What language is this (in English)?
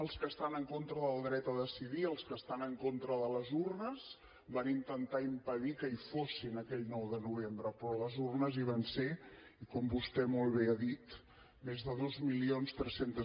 Catalan